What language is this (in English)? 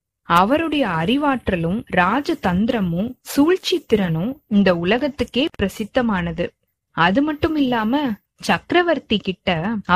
Tamil